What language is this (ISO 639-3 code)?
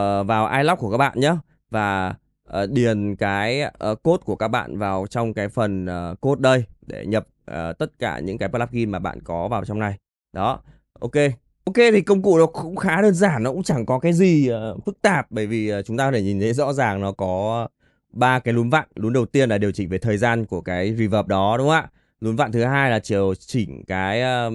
vie